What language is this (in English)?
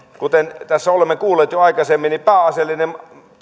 Finnish